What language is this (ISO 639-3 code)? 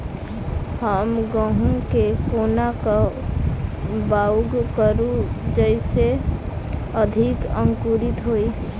mai